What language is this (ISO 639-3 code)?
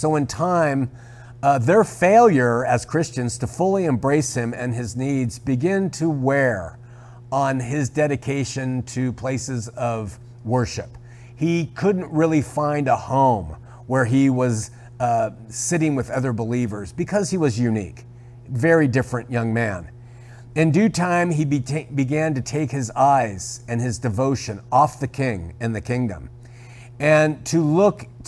eng